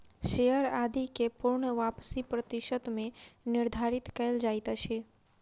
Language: Maithili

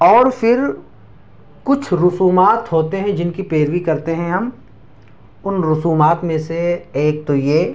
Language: Urdu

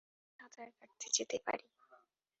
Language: Bangla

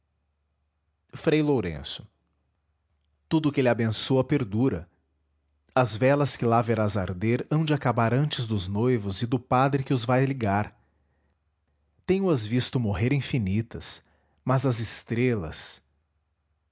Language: Portuguese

